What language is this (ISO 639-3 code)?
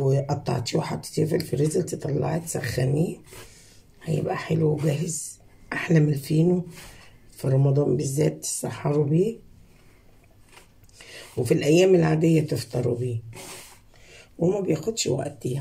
ara